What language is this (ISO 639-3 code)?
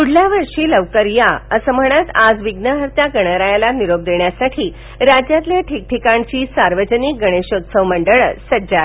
mar